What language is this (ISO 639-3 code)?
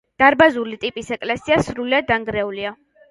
kat